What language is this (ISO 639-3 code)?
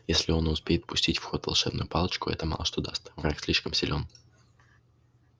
rus